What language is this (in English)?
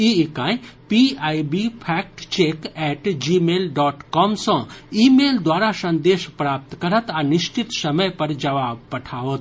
Maithili